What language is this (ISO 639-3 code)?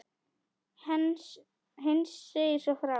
isl